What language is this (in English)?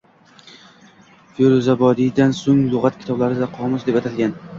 Uzbek